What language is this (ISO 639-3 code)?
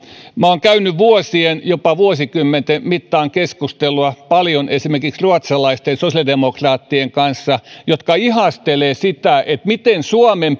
fin